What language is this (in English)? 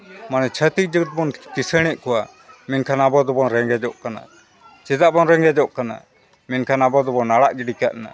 Santali